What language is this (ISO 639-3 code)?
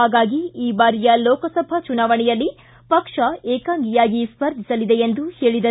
kan